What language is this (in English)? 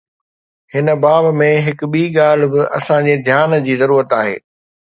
Sindhi